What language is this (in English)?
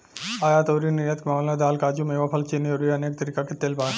Bhojpuri